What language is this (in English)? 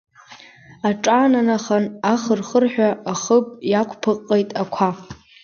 Abkhazian